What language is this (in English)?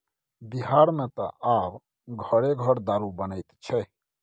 Maithili